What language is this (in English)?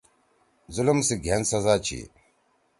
Torwali